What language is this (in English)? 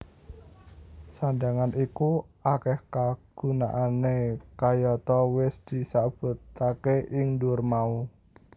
Javanese